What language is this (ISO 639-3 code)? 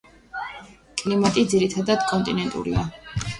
kat